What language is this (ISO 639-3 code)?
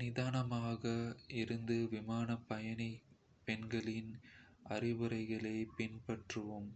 kfe